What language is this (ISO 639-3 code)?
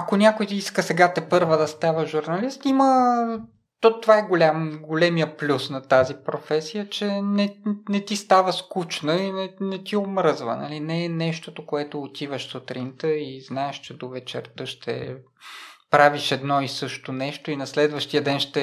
bul